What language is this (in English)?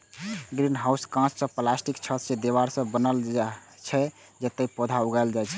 Maithili